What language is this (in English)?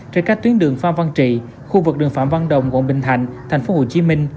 Vietnamese